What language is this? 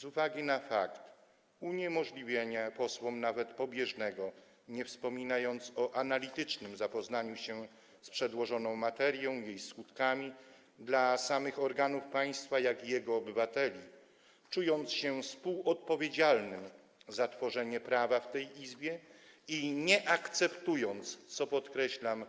Polish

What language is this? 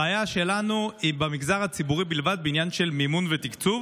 Hebrew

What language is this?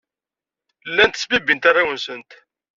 Kabyle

